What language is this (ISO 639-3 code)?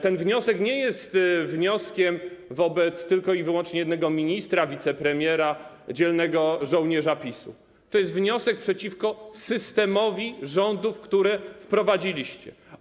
pol